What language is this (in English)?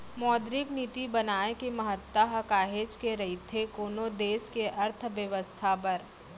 Chhattisgarhi